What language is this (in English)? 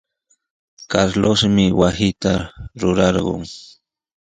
Sihuas Ancash Quechua